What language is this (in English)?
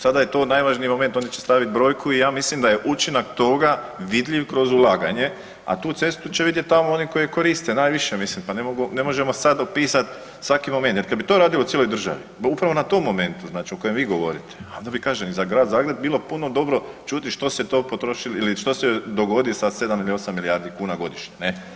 Croatian